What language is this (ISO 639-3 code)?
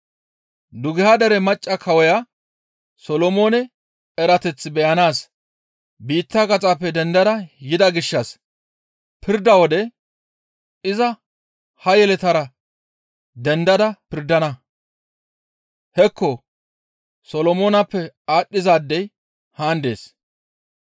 gmv